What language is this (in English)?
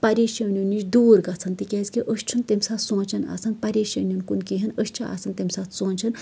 Kashmiri